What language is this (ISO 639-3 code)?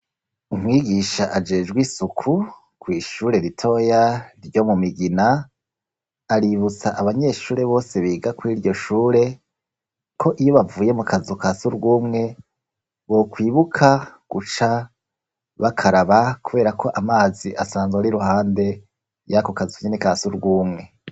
run